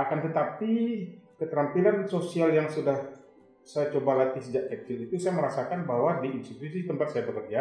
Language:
Indonesian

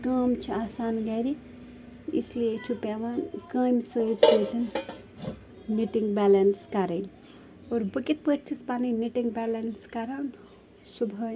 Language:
Kashmiri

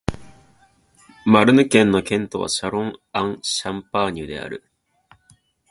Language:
Japanese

